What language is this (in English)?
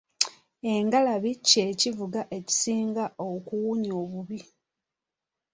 Ganda